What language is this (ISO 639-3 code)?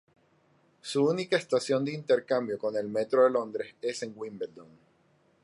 spa